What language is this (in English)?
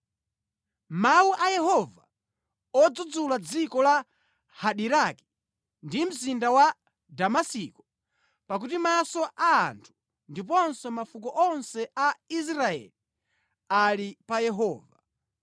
Nyanja